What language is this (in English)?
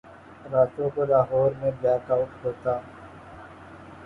Urdu